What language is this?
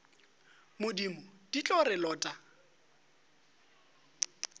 Northern Sotho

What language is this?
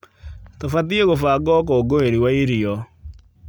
Kikuyu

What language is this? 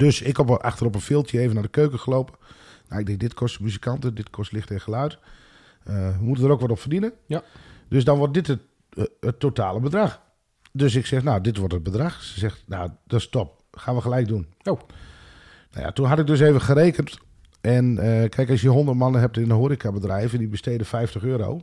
Dutch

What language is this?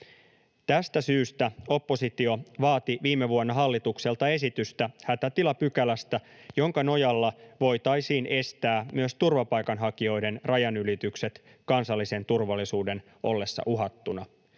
Finnish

